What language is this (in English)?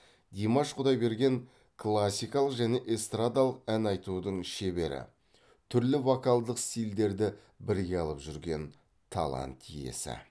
Kazakh